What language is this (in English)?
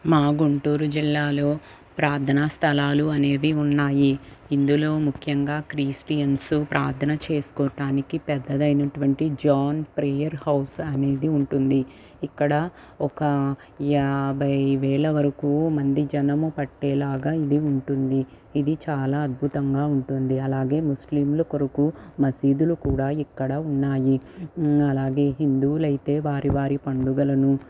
Telugu